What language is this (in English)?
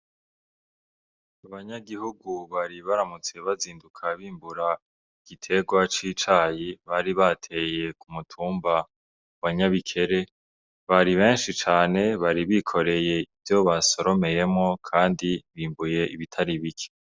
Rundi